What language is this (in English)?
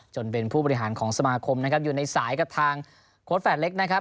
Thai